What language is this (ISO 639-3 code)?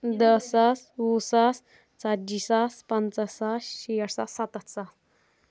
kas